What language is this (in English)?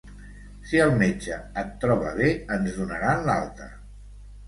Catalan